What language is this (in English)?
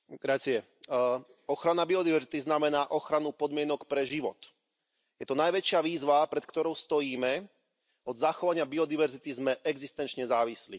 Slovak